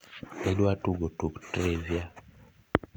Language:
Luo (Kenya and Tanzania)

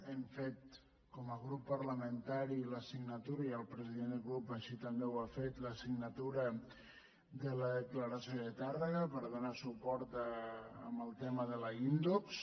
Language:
Catalan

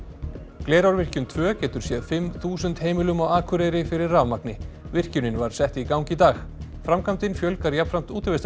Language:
Icelandic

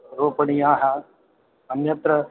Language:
Sanskrit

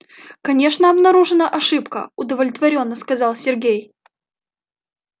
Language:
Russian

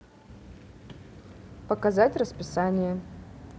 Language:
Russian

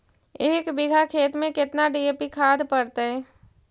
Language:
Magahi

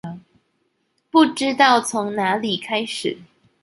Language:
Chinese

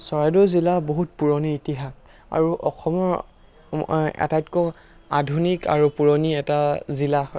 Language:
Assamese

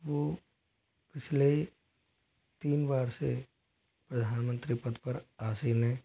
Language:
Hindi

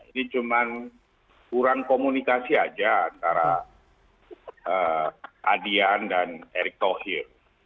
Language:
Indonesian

